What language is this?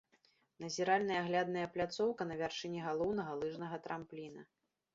Belarusian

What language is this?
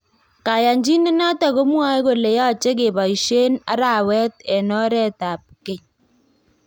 Kalenjin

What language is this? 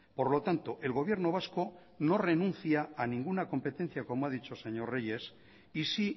Spanish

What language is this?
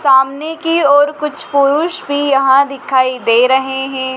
Hindi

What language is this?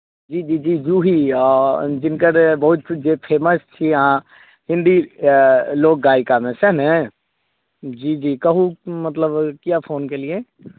Maithili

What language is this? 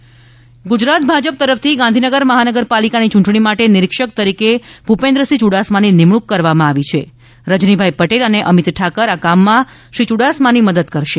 Gujarati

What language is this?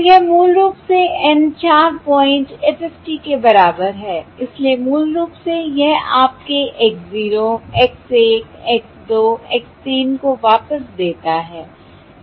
Hindi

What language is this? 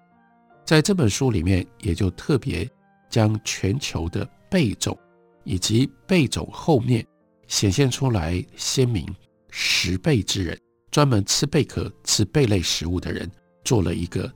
Chinese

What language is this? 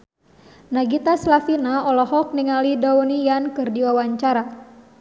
Sundanese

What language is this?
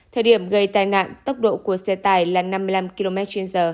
Vietnamese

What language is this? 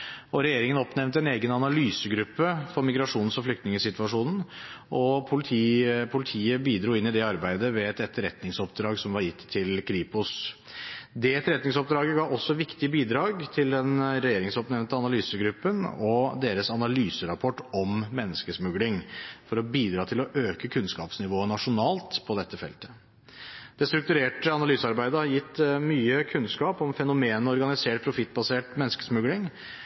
Norwegian Bokmål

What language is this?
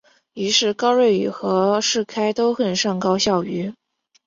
Chinese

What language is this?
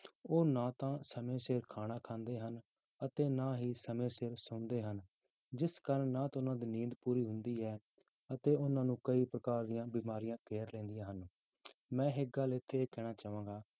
Punjabi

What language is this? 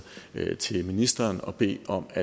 Danish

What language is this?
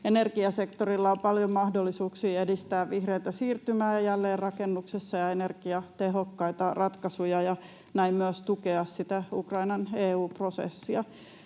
Finnish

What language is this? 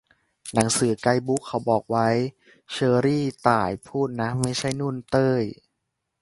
Thai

